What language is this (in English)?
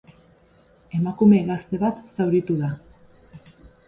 Basque